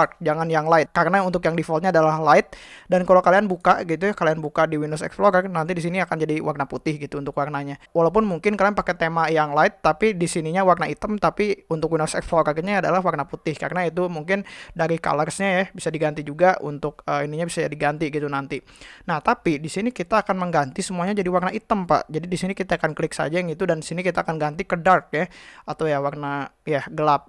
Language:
Indonesian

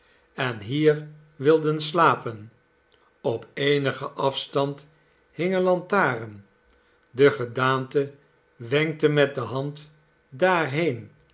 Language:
Dutch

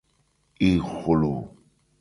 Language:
Gen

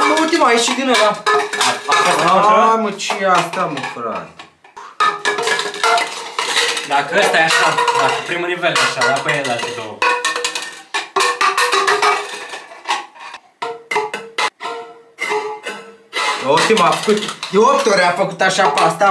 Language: Romanian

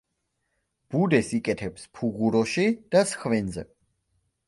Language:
Georgian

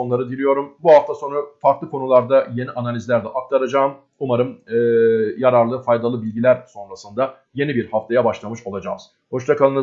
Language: Turkish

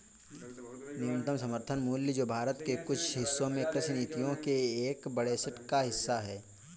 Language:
Hindi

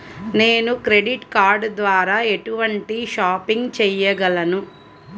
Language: Telugu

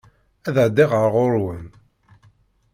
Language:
Kabyle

